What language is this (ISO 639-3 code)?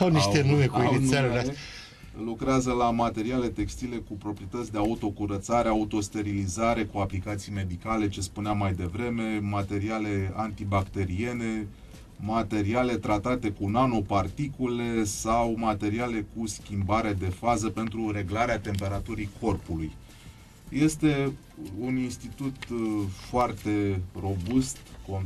ron